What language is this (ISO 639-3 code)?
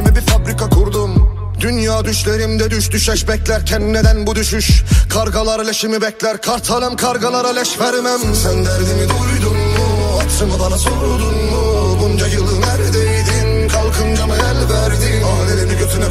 tur